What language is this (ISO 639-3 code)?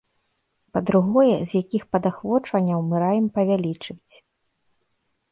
bel